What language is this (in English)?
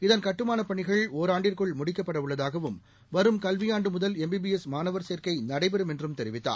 Tamil